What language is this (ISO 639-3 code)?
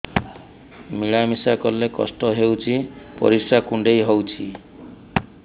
ori